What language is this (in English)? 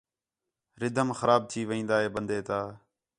Khetrani